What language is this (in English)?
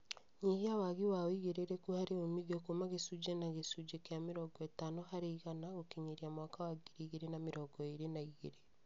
Kikuyu